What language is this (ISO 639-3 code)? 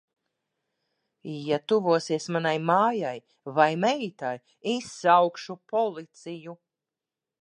lav